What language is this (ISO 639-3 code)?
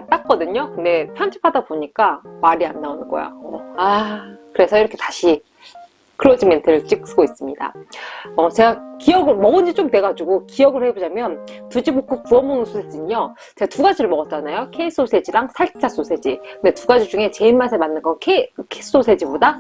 kor